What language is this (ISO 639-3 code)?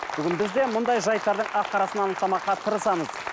kaz